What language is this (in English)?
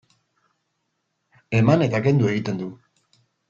Basque